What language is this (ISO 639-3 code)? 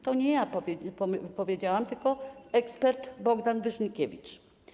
pol